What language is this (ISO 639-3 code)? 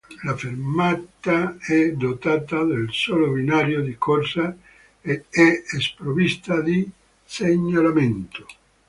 ita